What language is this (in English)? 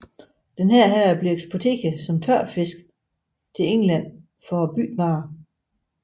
Danish